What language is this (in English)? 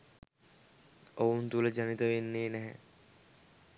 Sinhala